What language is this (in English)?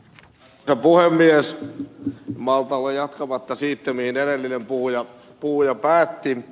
Finnish